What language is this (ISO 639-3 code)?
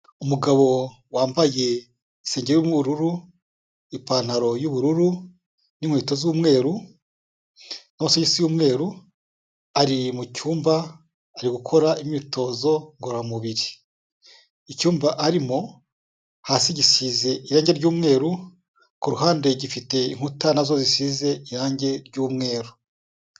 kin